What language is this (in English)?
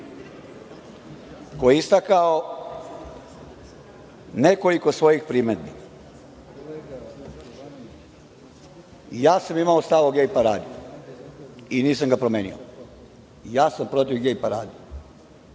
Serbian